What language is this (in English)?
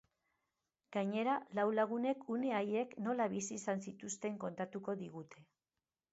Basque